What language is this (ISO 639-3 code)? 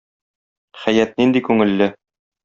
tat